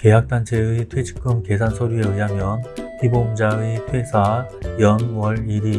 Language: Korean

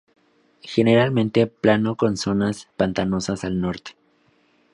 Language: Spanish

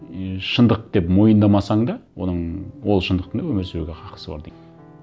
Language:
Kazakh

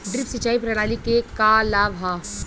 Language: Bhojpuri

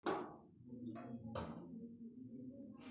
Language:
Maithili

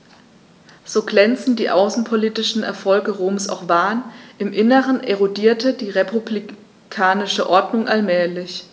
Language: German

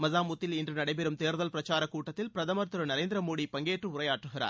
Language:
Tamil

